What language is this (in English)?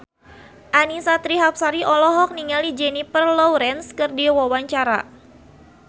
Sundanese